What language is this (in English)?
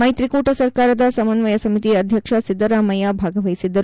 Kannada